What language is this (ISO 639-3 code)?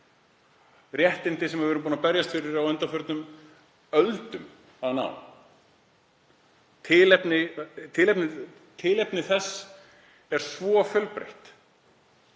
isl